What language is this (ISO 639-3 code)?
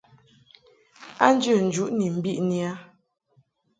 mhk